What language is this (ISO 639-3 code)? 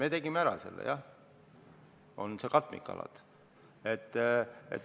est